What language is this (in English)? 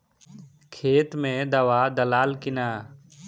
Bhojpuri